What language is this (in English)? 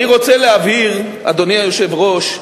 Hebrew